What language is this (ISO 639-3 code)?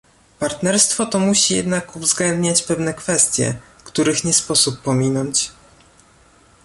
pol